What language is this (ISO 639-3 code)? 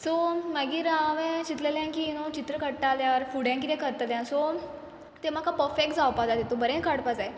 kok